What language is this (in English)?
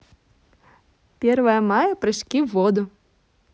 Russian